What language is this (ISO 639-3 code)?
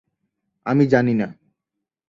ben